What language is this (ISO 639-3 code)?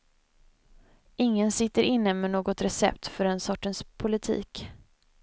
swe